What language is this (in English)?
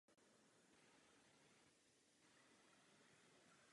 Czech